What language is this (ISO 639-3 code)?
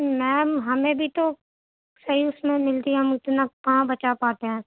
urd